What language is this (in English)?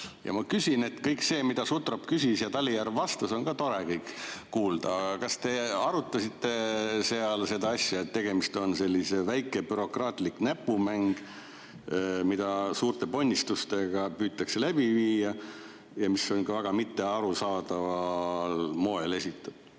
Estonian